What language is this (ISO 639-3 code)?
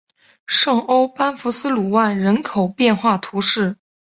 zho